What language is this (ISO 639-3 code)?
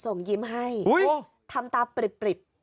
tha